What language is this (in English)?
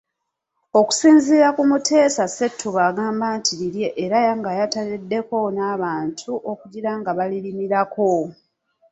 Ganda